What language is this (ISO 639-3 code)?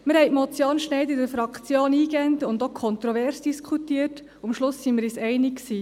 gsw